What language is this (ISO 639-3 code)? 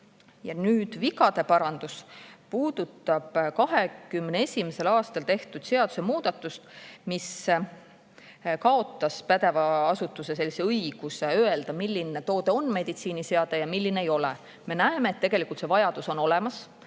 est